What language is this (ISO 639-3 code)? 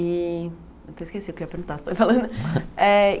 por